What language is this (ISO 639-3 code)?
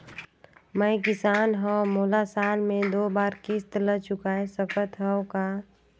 hne